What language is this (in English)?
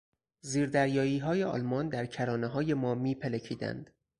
Persian